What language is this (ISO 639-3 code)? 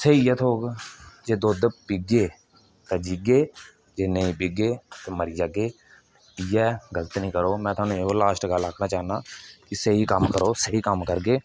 doi